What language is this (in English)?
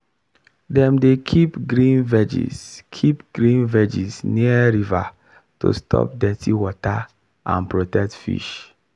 Nigerian Pidgin